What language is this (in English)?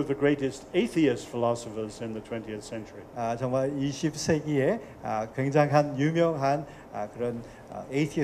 Korean